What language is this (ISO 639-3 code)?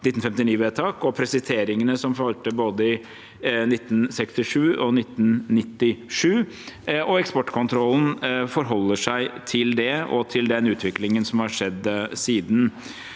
nor